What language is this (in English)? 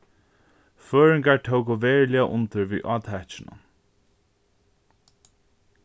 Faroese